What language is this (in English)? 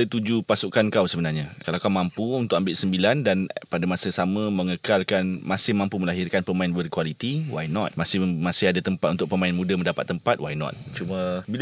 Malay